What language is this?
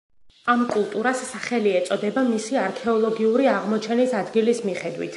Georgian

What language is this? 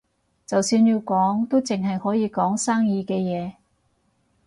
Cantonese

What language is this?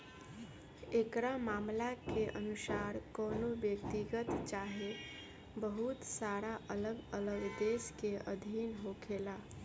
Bhojpuri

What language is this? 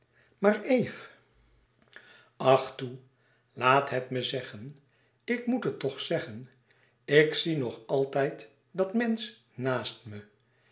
Dutch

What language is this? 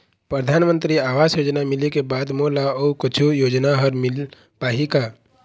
Chhattisgarhi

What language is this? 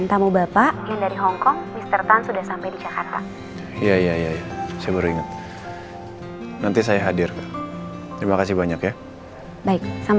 Indonesian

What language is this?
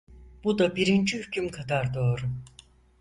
Turkish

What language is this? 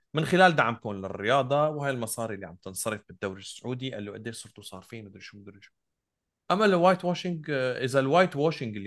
Arabic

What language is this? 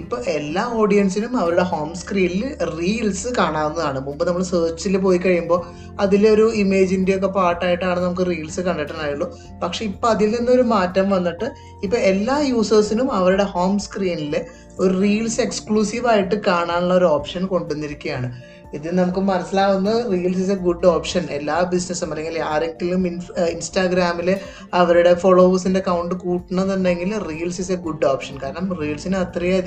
Malayalam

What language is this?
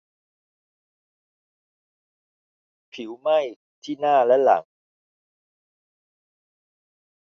Thai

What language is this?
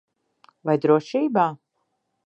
Latvian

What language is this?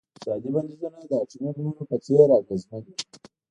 Pashto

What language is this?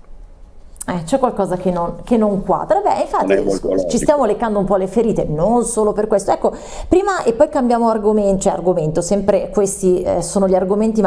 Italian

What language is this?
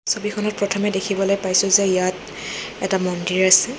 Assamese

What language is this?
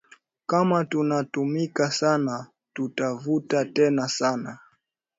Swahili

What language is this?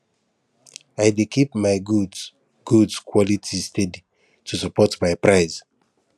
Nigerian Pidgin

